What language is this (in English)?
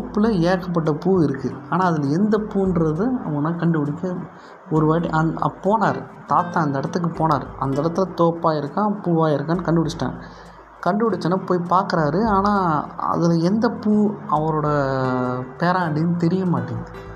Tamil